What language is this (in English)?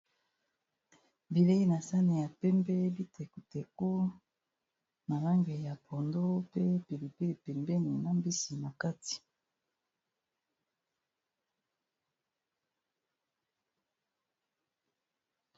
Lingala